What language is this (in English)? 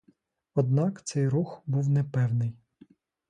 Ukrainian